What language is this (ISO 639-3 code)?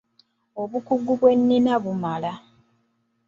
lug